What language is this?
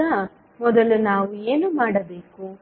Kannada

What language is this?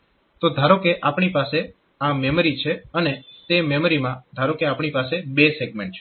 Gujarati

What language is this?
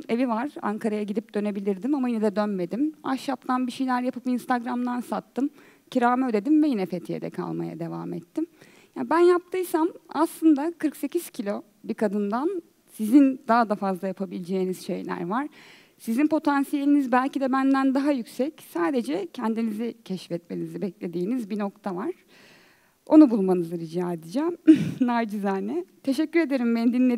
Turkish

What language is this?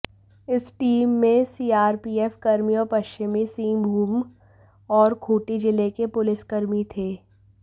Hindi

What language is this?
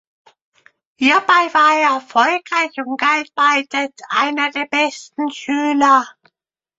German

